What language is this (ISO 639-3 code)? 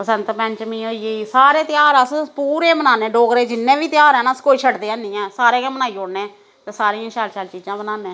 doi